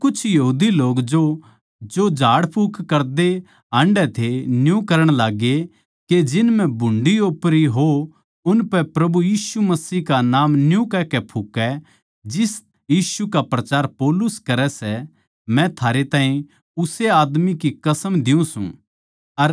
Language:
Haryanvi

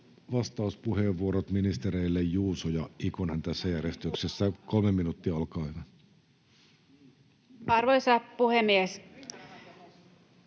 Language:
Finnish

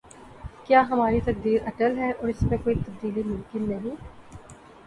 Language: Urdu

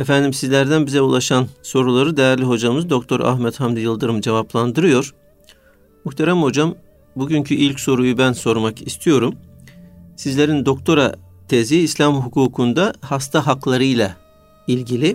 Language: Turkish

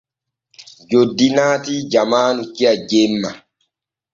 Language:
Borgu Fulfulde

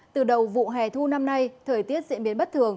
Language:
Vietnamese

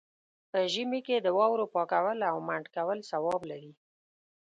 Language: Pashto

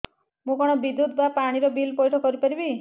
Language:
Odia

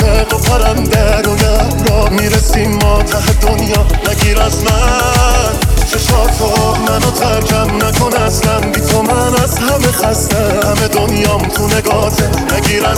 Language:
Persian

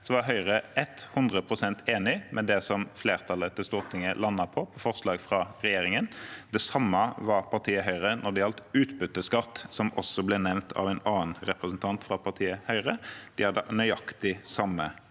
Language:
Norwegian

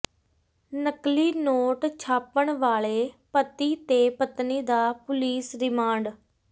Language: Punjabi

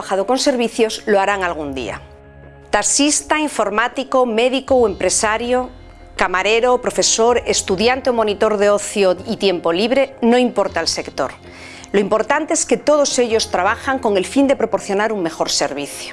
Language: Spanish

